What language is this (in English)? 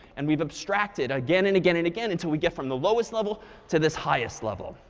English